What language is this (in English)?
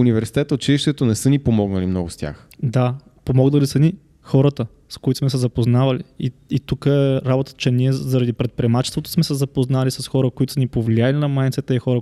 Bulgarian